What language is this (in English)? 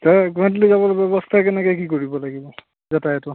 Assamese